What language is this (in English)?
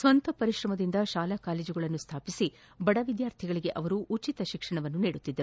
Kannada